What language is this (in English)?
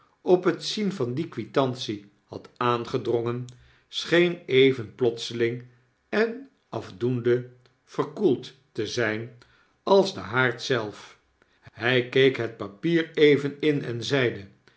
Dutch